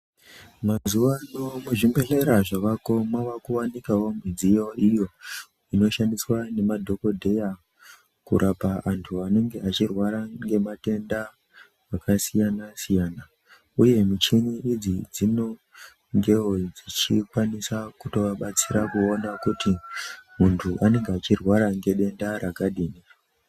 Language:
Ndau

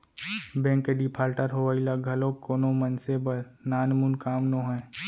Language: Chhattisgarhi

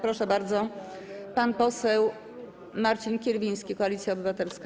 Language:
Polish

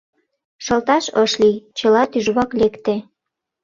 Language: Mari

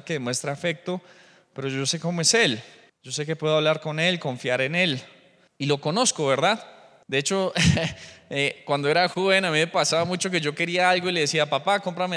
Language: Spanish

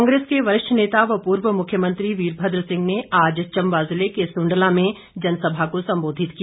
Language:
Hindi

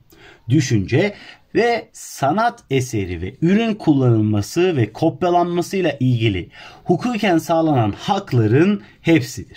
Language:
Turkish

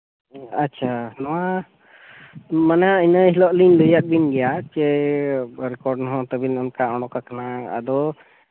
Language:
Santali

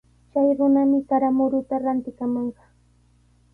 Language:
Sihuas Ancash Quechua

